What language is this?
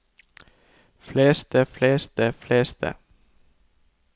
Norwegian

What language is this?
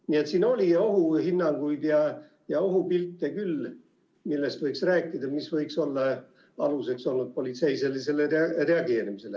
Estonian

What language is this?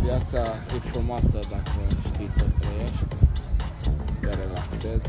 Romanian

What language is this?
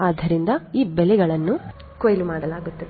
Kannada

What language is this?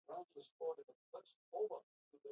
Pashto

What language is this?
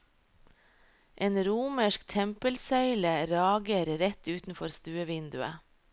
Norwegian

